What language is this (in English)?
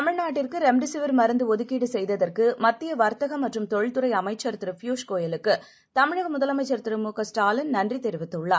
Tamil